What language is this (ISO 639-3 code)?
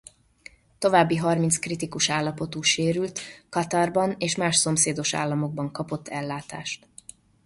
hun